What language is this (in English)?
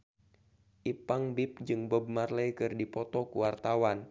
Sundanese